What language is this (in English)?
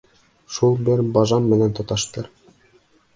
Bashkir